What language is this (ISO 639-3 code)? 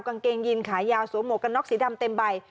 tha